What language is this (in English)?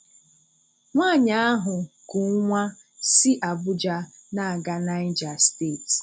Igbo